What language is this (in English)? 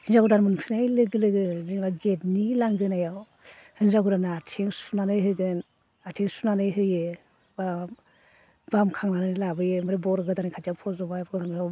Bodo